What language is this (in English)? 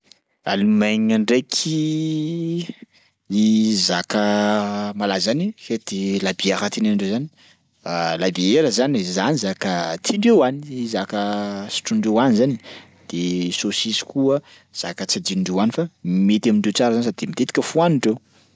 Sakalava Malagasy